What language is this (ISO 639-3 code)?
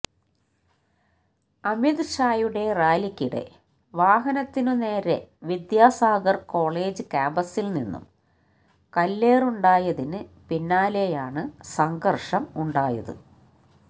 mal